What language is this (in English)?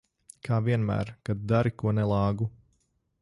Latvian